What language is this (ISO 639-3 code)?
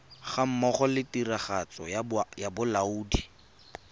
tsn